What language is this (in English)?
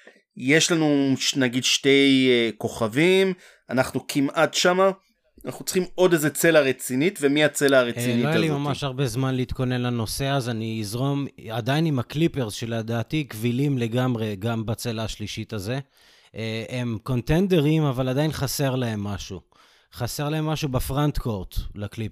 Hebrew